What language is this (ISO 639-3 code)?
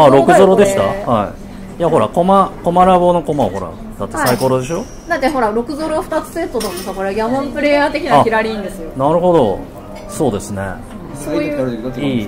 jpn